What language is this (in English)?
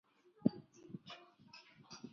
Chinese